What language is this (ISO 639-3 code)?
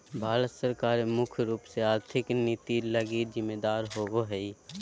mag